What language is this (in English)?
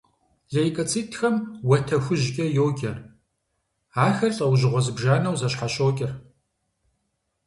Kabardian